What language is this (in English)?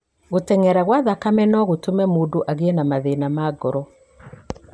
Kikuyu